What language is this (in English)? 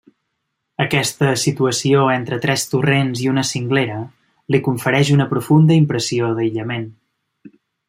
Catalan